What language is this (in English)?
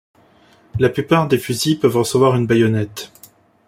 French